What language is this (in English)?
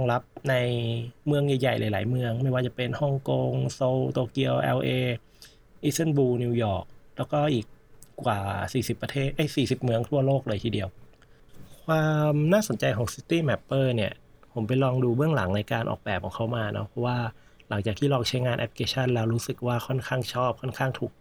Thai